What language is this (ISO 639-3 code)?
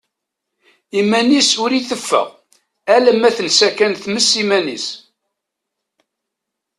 kab